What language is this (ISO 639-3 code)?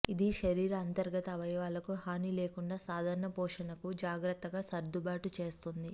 tel